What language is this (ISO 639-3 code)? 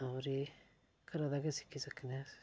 doi